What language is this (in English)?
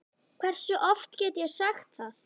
Icelandic